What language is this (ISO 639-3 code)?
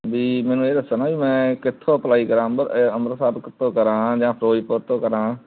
pan